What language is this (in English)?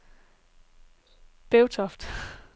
Danish